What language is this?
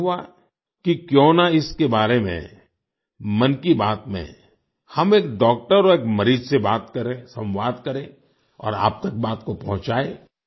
Hindi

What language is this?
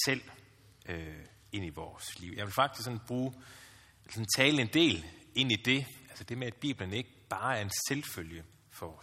Danish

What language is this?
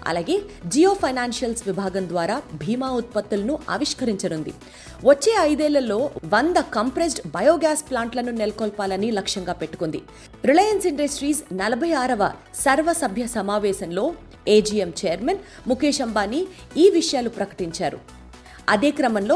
Telugu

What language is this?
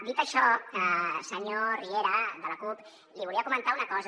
Catalan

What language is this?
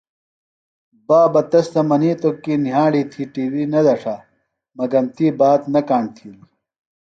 Phalura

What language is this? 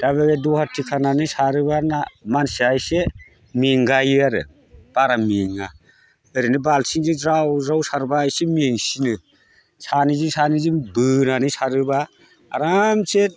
Bodo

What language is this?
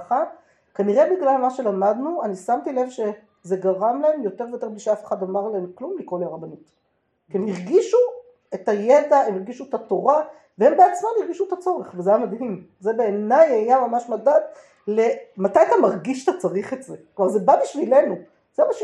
Hebrew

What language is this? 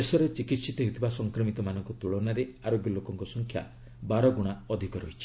Odia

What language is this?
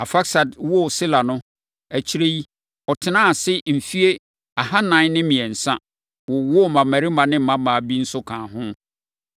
Akan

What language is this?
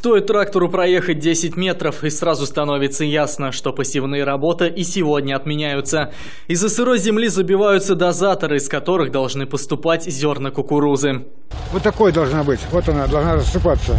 Russian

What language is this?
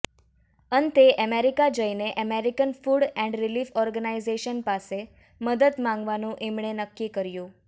Gujarati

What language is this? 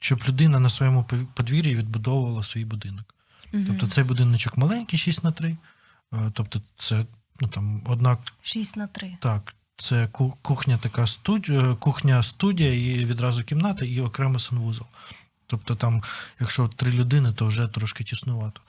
Ukrainian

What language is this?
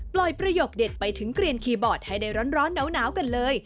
Thai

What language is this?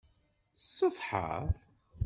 Kabyle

